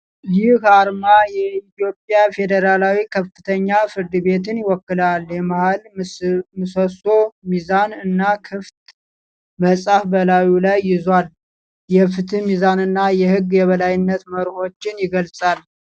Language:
Amharic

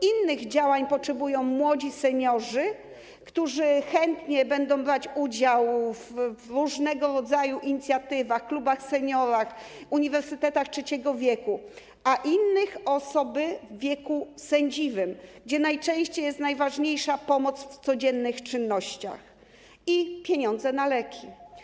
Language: Polish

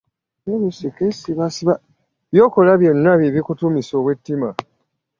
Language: Ganda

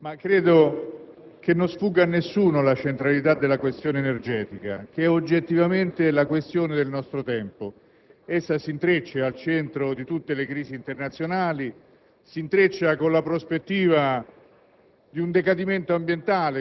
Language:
Italian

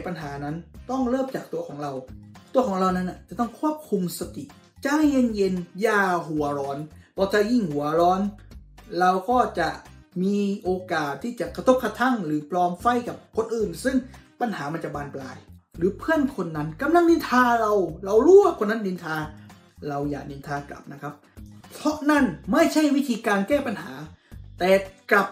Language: Thai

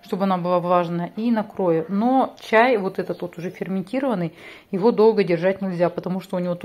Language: Russian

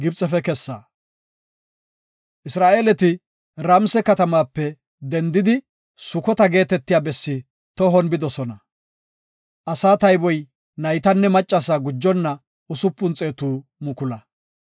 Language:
Gofa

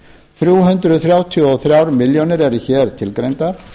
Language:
Icelandic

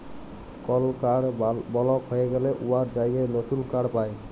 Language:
Bangla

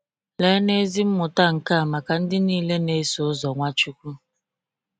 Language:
Igbo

